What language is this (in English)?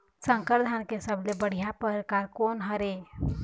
Chhattisgarhi